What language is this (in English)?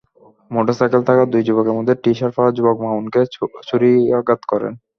Bangla